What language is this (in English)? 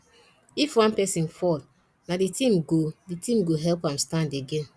Nigerian Pidgin